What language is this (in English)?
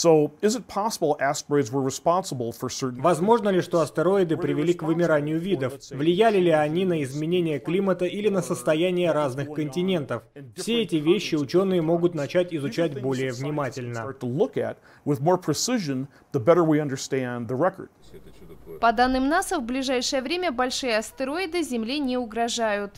Russian